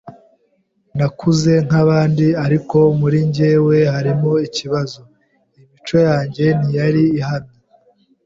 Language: Kinyarwanda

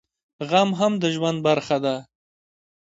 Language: Pashto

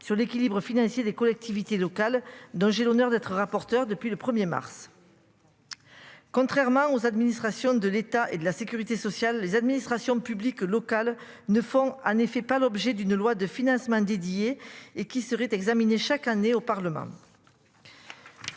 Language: French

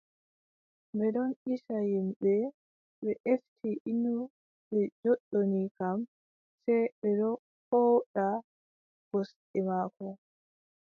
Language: Adamawa Fulfulde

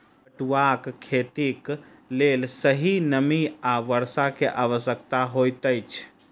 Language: Maithili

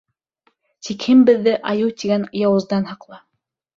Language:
Bashkir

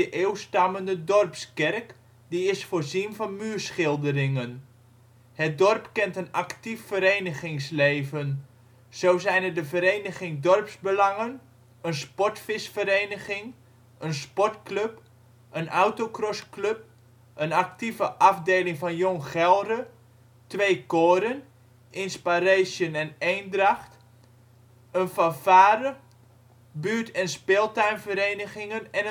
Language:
Dutch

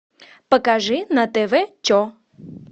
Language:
Russian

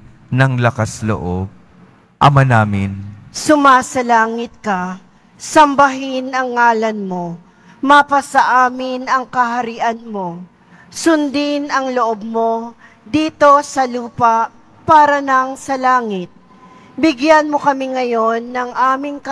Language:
Filipino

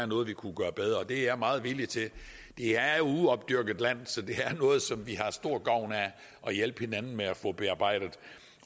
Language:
Danish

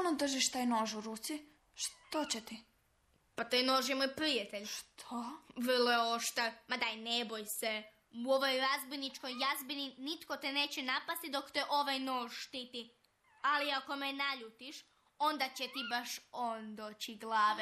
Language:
Croatian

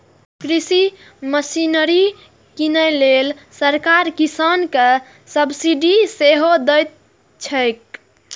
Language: Maithili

